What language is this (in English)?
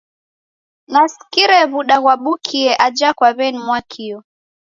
Taita